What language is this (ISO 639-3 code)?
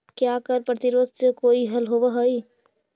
mag